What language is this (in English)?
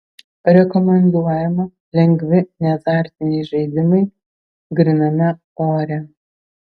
Lithuanian